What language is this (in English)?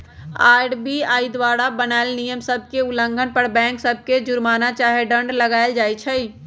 Magahi